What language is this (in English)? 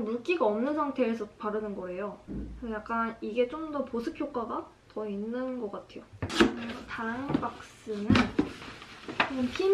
Korean